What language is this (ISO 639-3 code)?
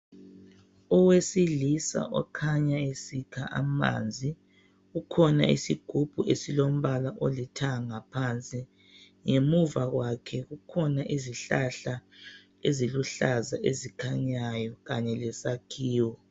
nde